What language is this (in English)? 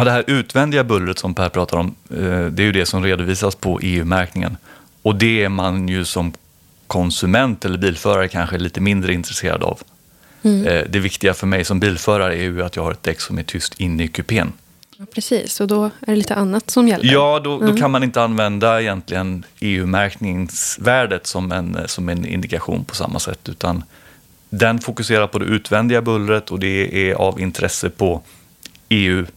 Swedish